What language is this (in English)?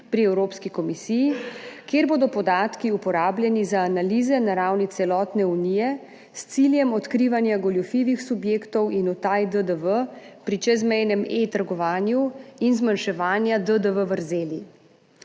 Slovenian